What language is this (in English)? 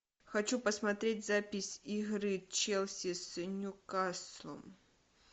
Russian